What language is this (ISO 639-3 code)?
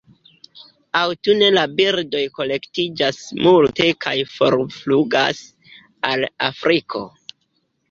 epo